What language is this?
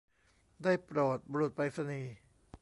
Thai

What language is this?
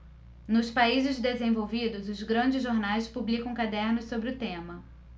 Portuguese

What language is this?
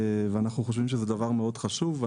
Hebrew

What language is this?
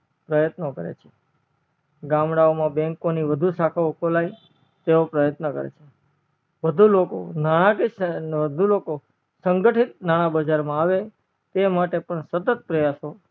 Gujarati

